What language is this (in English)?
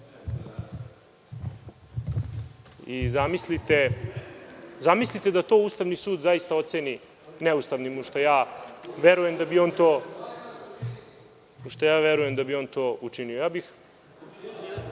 Serbian